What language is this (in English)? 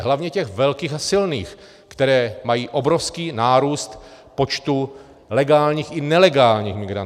Czech